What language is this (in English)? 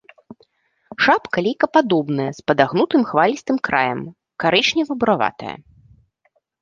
Belarusian